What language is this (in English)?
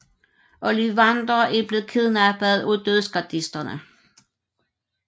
Danish